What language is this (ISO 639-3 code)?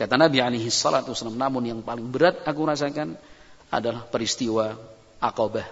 ind